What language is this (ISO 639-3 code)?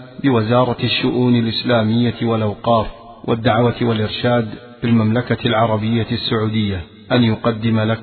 ara